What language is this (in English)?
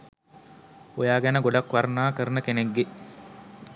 Sinhala